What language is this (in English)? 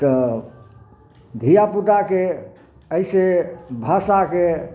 Maithili